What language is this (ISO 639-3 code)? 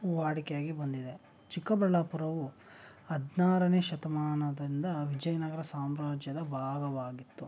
kan